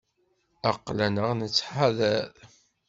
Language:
Kabyle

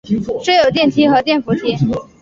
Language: Chinese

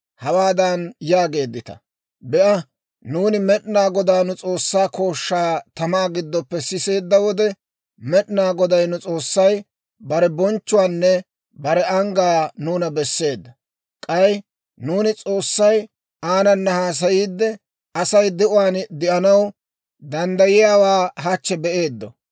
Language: Dawro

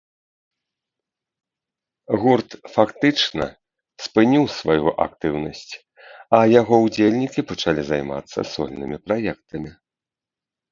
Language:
Belarusian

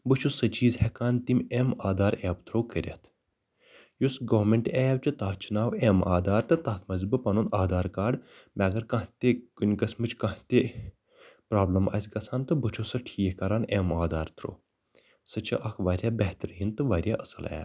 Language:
Kashmiri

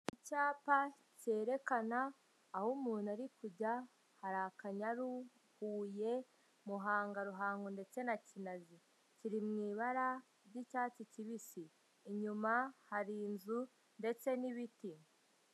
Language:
Kinyarwanda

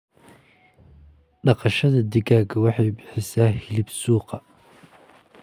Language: Somali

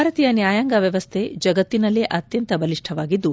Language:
Kannada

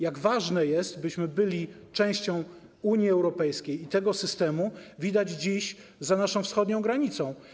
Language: Polish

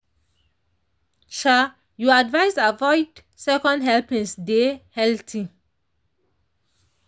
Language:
Nigerian Pidgin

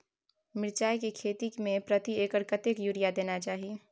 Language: Maithili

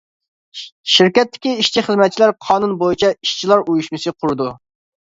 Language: Uyghur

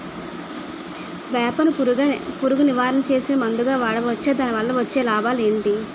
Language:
Telugu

